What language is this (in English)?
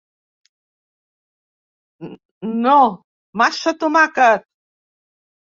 Catalan